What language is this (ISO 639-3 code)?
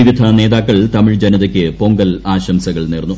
mal